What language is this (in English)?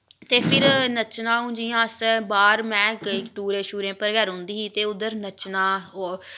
Dogri